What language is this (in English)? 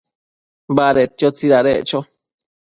Matsés